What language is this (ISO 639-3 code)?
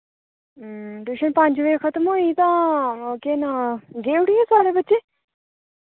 doi